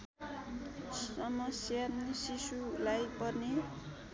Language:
Nepali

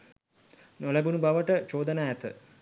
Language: Sinhala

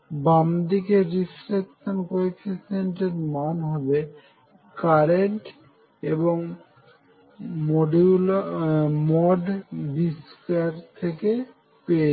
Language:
Bangla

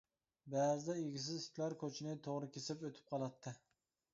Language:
Uyghur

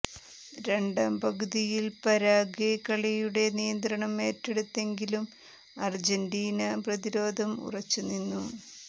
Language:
Malayalam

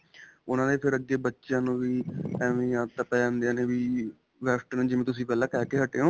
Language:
Punjabi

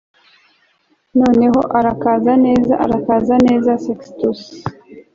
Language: Kinyarwanda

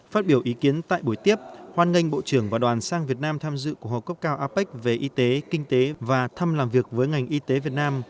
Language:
Vietnamese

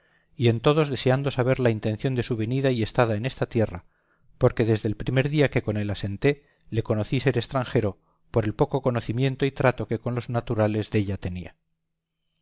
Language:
Spanish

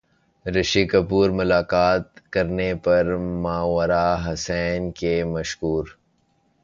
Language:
Urdu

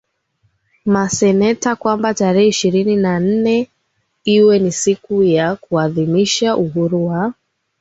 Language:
Swahili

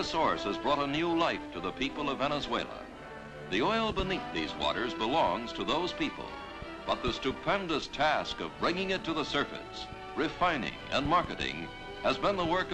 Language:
English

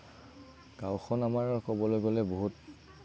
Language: Assamese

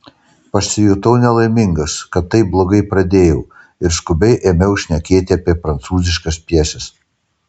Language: Lithuanian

